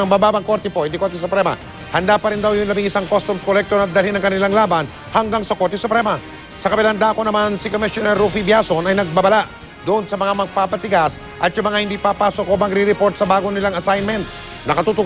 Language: Filipino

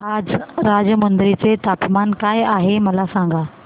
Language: Marathi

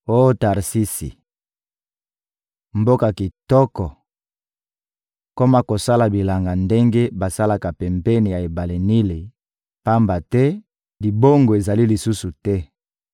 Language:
Lingala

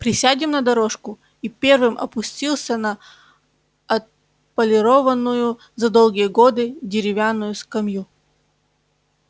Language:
Russian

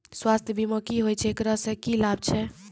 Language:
Maithili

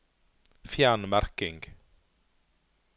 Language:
Norwegian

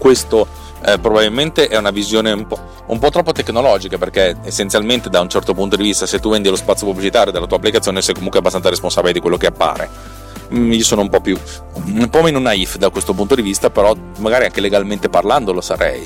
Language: Italian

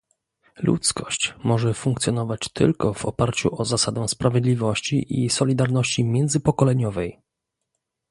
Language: Polish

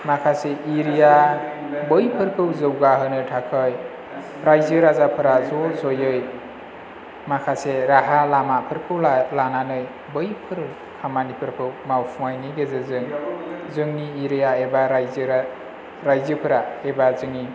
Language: Bodo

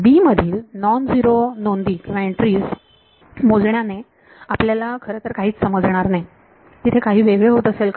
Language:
Marathi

